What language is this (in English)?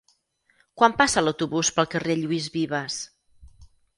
Catalan